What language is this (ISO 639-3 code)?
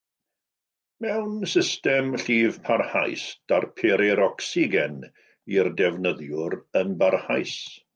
cym